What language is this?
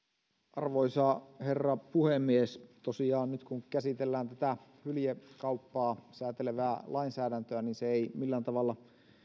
Finnish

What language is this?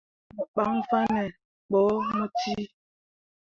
Mundang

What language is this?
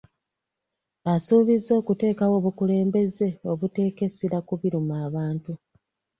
Ganda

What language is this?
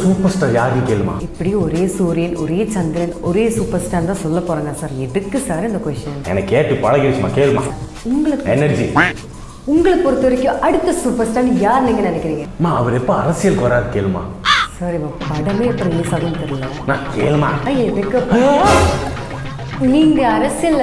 Italian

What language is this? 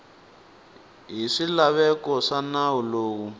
Tsonga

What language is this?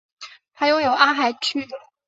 Chinese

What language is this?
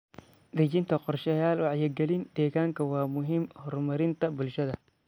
Somali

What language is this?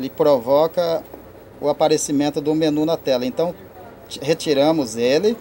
Portuguese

